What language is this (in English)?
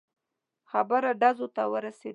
Pashto